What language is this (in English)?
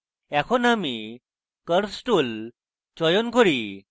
Bangla